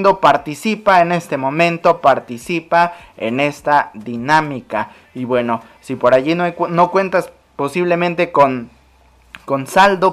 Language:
Spanish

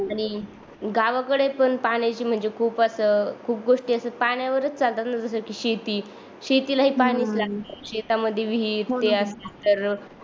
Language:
Marathi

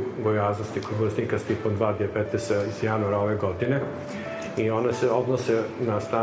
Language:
Croatian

